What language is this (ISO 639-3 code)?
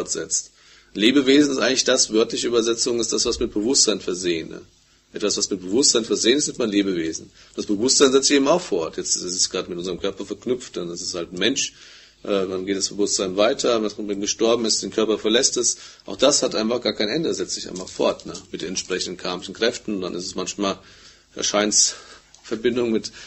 deu